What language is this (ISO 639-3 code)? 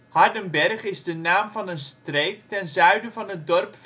nld